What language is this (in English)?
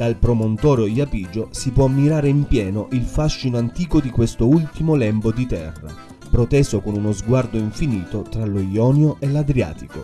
Italian